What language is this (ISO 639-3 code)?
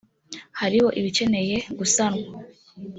kin